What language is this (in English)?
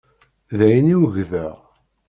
Kabyle